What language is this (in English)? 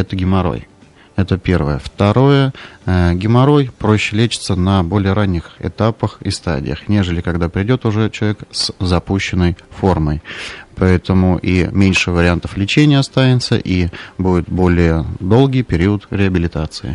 Russian